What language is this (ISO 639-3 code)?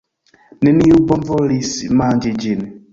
epo